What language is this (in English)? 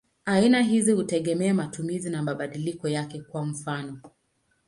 Swahili